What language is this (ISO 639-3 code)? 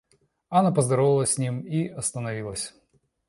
rus